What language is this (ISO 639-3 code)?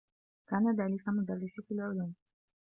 ara